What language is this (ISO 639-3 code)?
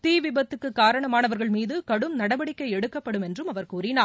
tam